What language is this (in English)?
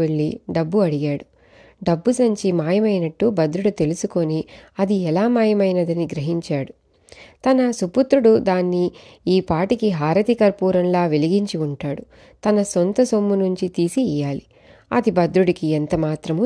Telugu